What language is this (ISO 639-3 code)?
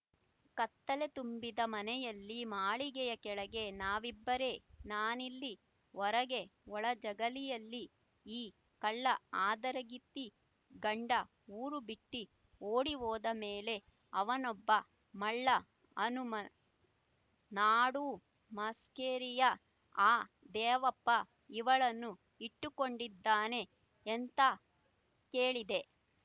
kan